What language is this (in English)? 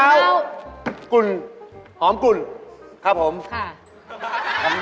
Thai